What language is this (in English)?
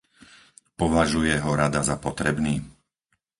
Slovak